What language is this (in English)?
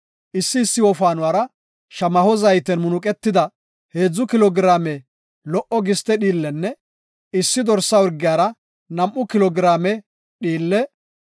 Gofa